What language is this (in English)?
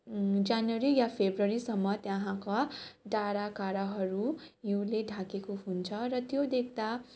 Nepali